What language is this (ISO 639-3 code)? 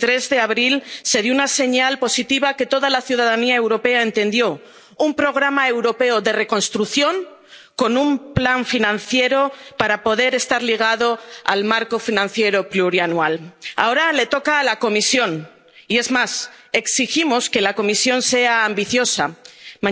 spa